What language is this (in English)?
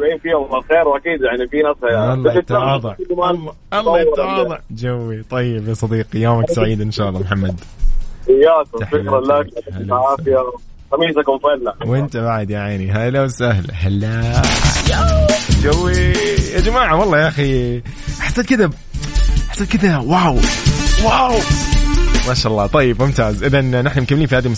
Arabic